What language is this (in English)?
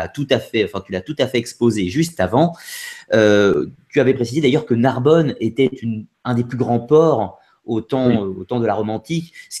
French